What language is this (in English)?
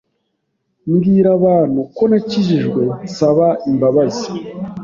Kinyarwanda